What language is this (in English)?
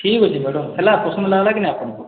Odia